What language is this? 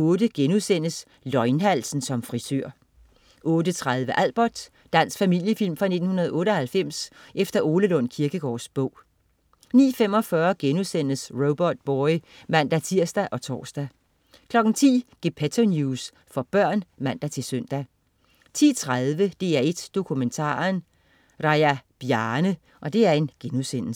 Danish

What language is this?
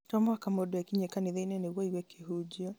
Kikuyu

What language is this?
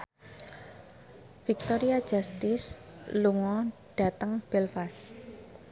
Javanese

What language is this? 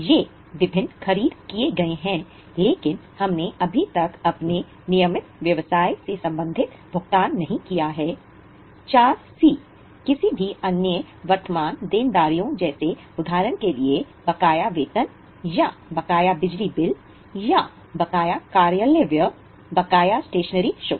Hindi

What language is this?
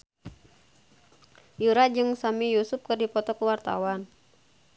Sundanese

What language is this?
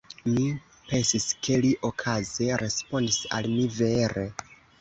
Esperanto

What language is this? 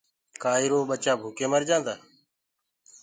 Gurgula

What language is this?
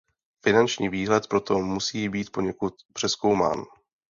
Czech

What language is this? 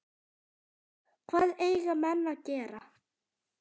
Icelandic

